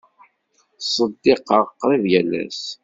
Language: Kabyle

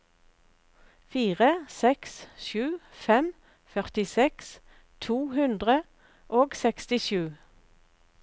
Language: Norwegian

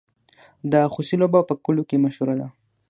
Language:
Pashto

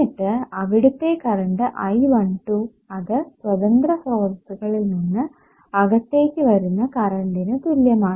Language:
Malayalam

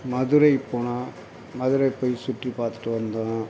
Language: Tamil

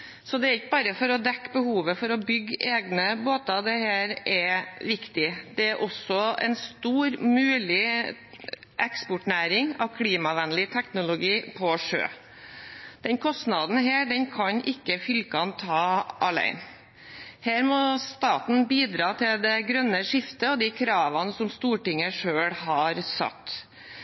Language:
Norwegian Bokmål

